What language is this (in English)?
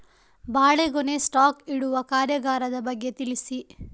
Kannada